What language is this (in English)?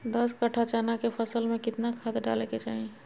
Magahi